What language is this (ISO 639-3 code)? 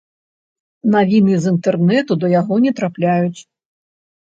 bel